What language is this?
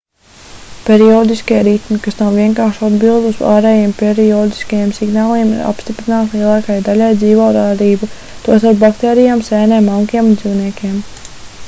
Latvian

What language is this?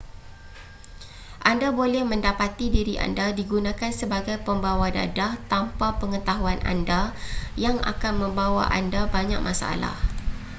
Malay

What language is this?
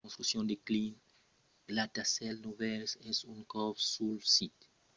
Occitan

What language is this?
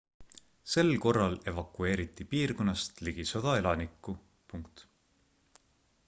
Estonian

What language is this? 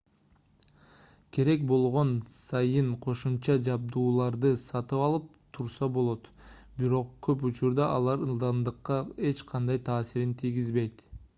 Kyrgyz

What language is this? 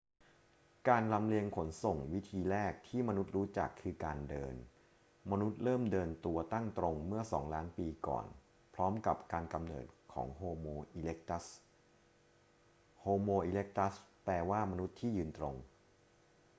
Thai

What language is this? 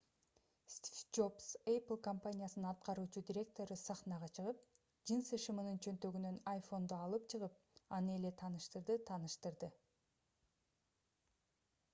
Kyrgyz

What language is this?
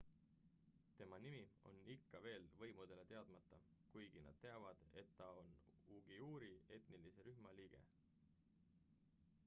Estonian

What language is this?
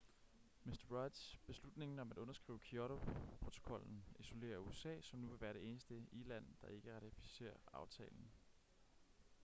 Danish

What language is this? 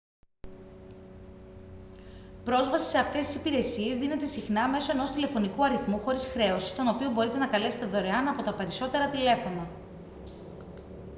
Greek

